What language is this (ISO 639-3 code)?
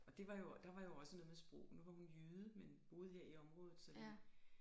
dan